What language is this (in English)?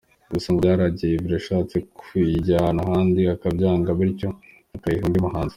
Kinyarwanda